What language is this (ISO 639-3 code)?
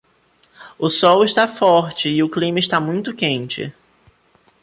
por